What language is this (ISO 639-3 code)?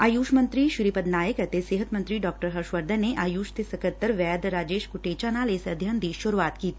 pan